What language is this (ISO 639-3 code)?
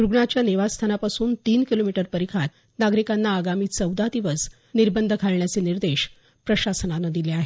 mar